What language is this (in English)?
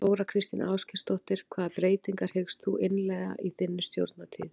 Icelandic